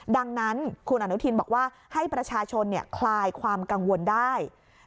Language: Thai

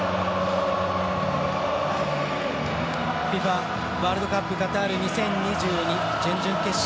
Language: Japanese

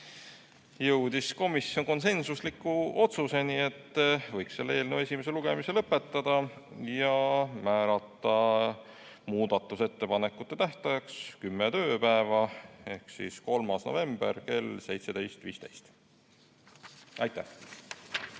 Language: Estonian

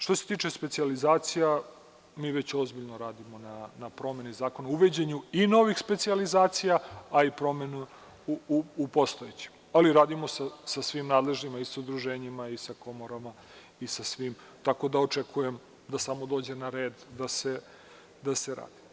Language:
Serbian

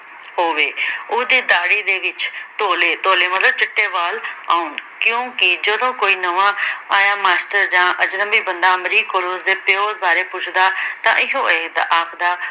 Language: Punjabi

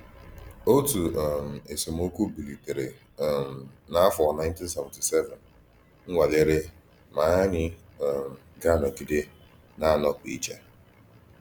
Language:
Igbo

